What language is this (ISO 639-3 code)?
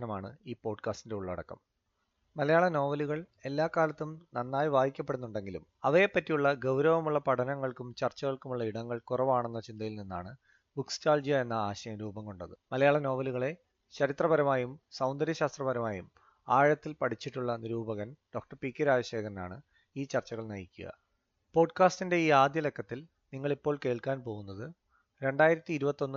mal